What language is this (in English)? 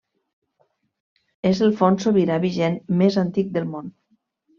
Catalan